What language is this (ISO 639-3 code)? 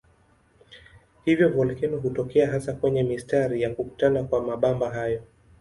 swa